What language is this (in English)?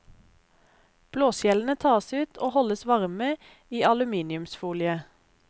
Norwegian